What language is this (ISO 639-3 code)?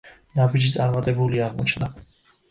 kat